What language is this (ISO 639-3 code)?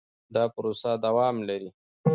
pus